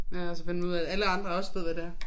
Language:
Danish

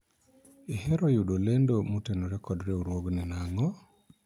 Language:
Luo (Kenya and Tanzania)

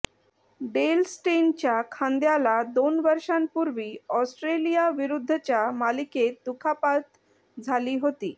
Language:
Marathi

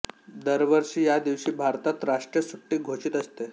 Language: Marathi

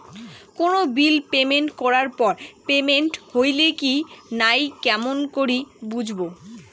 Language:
Bangla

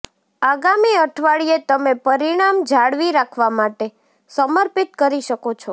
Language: Gujarati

